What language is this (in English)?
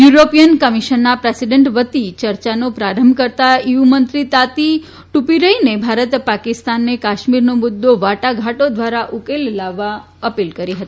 Gujarati